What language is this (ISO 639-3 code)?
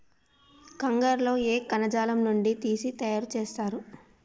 tel